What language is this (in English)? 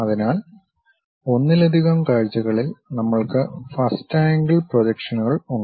Malayalam